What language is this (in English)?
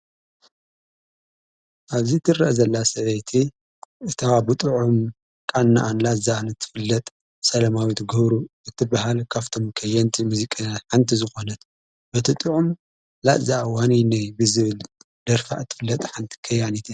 Tigrinya